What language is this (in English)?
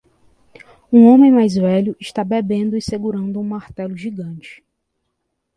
Portuguese